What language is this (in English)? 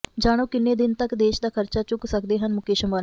Punjabi